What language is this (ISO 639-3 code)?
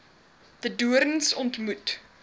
afr